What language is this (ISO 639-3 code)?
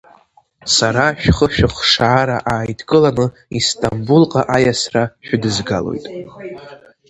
abk